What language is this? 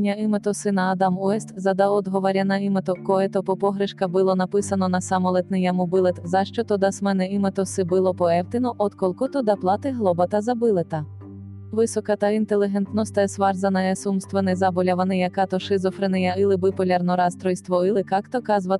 Bulgarian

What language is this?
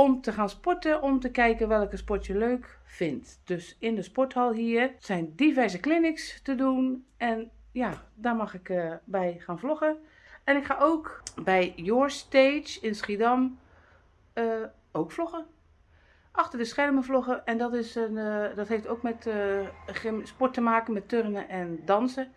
Dutch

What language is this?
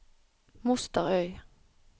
Norwegian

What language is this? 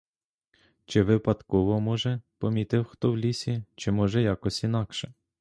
Ukrainian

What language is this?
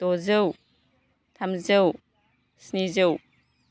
Bodo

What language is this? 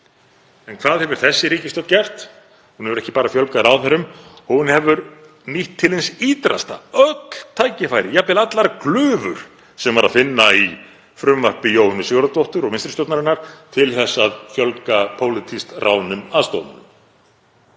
Icelandic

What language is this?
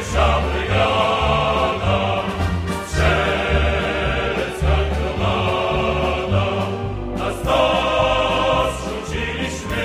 Polish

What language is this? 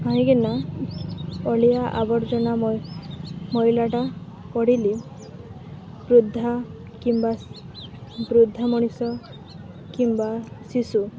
Odia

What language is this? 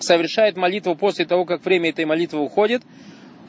Russian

